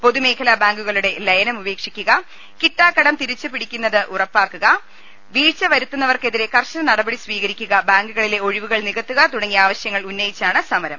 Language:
Malayalam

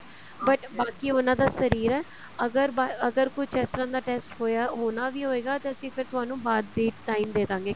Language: Punjabi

